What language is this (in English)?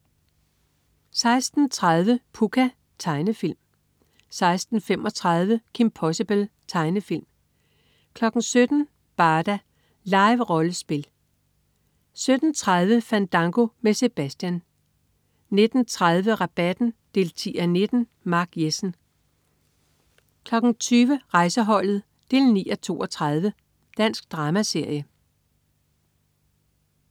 Danish